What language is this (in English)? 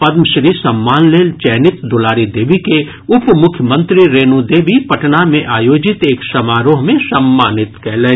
Maithili